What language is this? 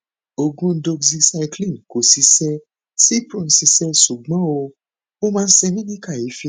Yoruba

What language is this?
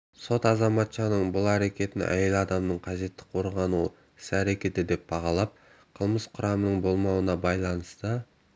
Kazakh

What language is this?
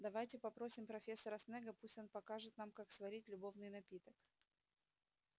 Russian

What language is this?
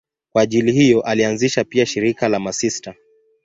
Swahili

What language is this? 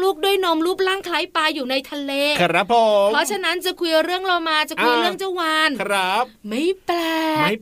Thai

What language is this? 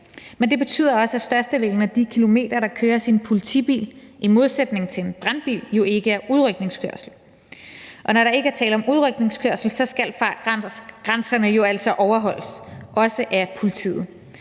Danish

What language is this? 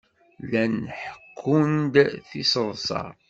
Kabyle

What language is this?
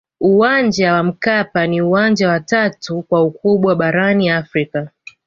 Swahili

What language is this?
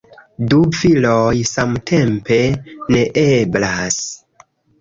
Esperanto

